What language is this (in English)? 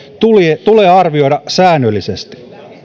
Finnish